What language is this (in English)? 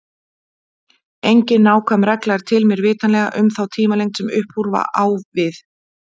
Icelandic